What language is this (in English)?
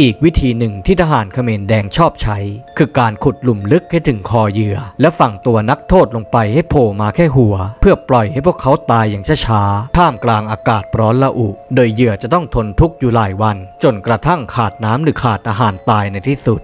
Thai